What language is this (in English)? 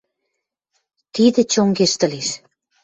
Western Mari